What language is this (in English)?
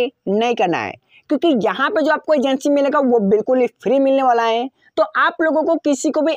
Hindi